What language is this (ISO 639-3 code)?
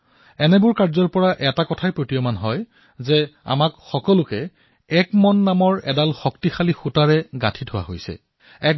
asm